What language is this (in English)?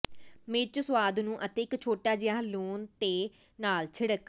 Punjabi